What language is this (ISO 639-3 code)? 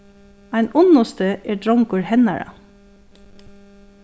fao